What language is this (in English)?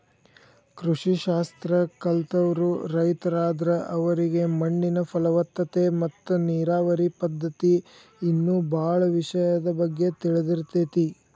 Kannada